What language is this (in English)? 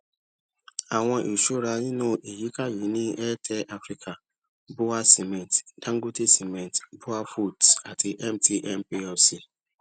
Yoruba